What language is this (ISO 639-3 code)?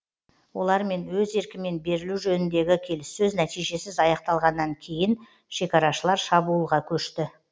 kaz